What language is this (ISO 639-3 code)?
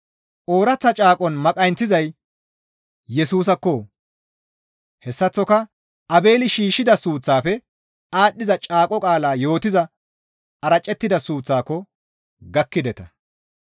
gmv